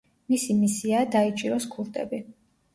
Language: Georgian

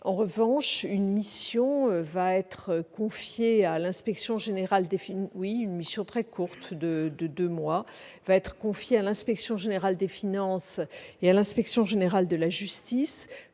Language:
French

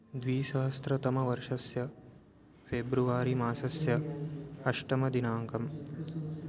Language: Sanskrit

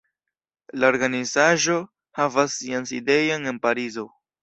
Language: Esperanto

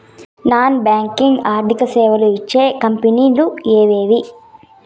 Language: Telugu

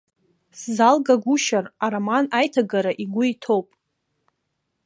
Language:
Abkhazian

